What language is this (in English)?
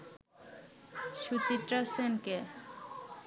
Bangla